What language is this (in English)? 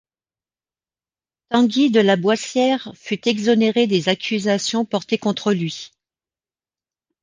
French